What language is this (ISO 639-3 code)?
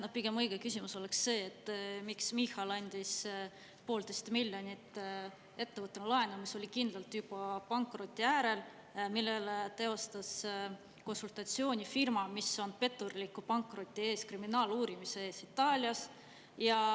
est